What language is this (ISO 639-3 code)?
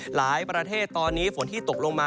tha